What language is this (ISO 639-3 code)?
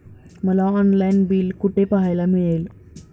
mar